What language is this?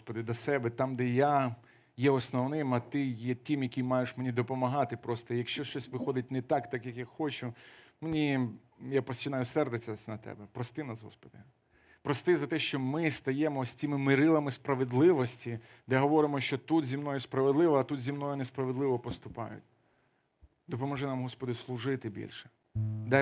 Ukrainian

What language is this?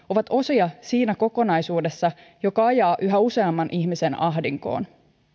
Finnish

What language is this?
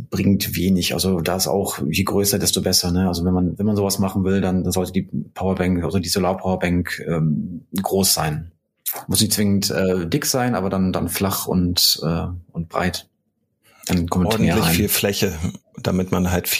German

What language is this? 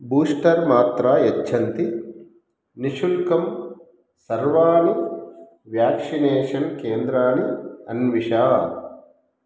Sanskrit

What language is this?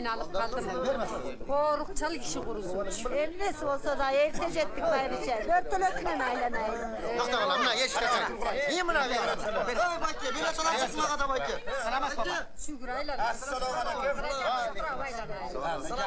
Turkish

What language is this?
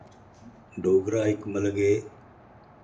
Dogri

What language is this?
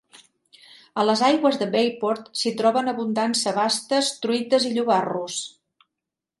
Catalan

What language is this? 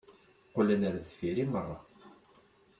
Kabyle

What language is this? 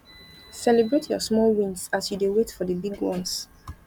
Nigerian Pidgin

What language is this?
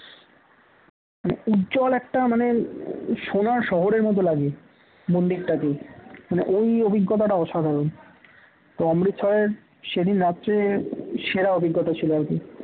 Bangla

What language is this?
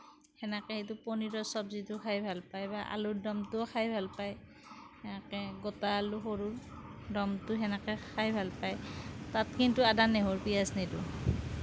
Assamese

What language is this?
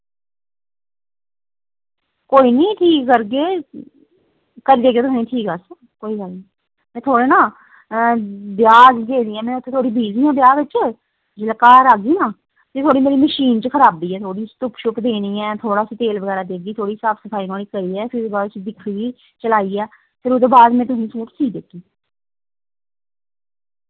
Dogri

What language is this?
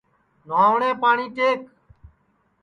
Sansi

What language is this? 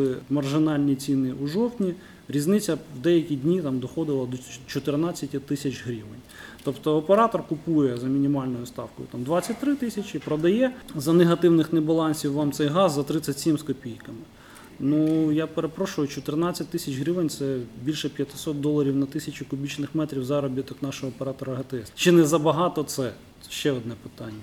Ukrainian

